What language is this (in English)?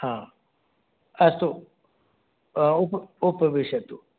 Sanskrit